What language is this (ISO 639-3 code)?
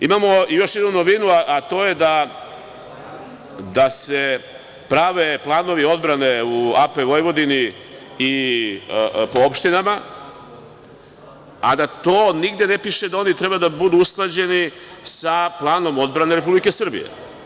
srp